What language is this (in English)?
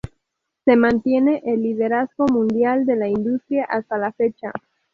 Spanish